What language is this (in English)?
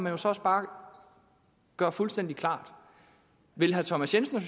Danish